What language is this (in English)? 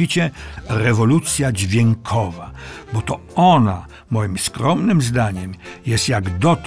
Polish